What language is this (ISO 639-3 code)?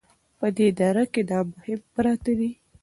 pus